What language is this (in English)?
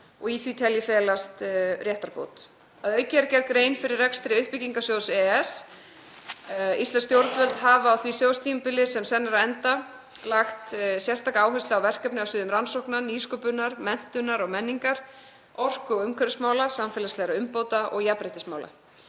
Icelandic